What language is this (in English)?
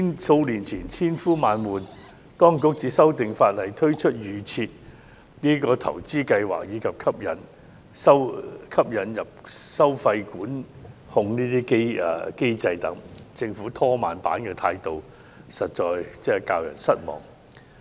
Cantonese